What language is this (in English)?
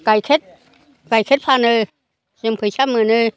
Bodo